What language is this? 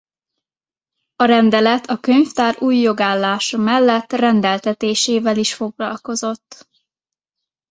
Hungarian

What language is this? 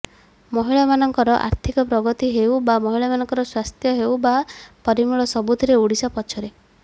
Odia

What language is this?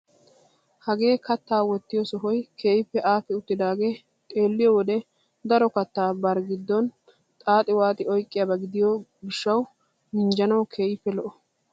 Wolaytta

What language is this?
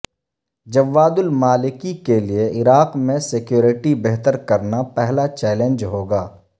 Urdu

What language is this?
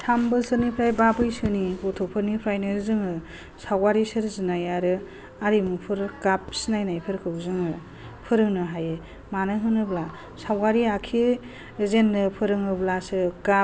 Bodo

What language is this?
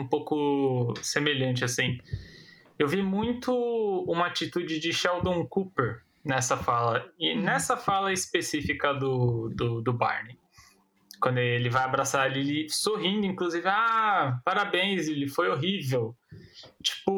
Portuguese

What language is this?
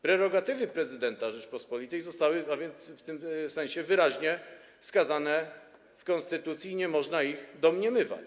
Polish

